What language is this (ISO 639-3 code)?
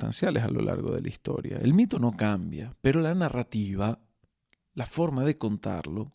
spa